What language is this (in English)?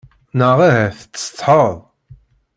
Kabyle